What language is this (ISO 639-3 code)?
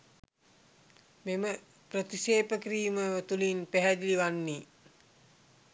sin